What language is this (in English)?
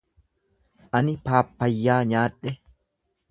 Oromo